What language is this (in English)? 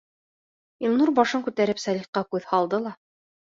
Bashkir